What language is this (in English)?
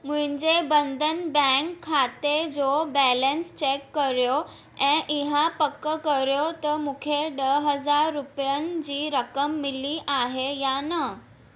Sindhi